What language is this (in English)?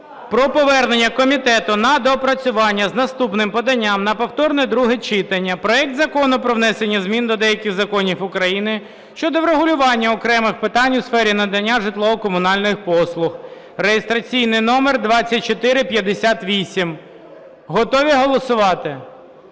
Ukrainian